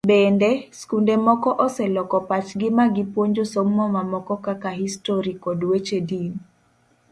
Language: Luo (Kenya and Tanzania)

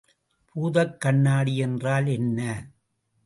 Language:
Tamil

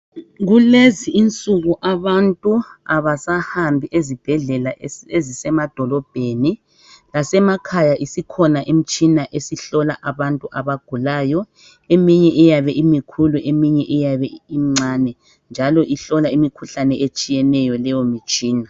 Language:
North Ndebele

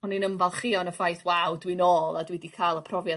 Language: Welsh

